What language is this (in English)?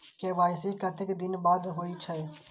Maithili